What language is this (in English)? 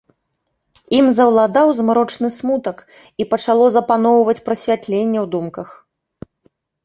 Belarusian